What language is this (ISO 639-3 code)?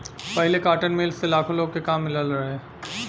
bho